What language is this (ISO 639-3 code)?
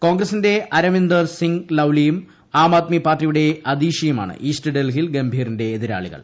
mal